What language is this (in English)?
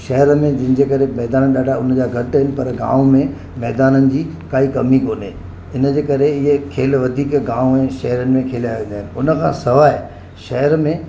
Sindhi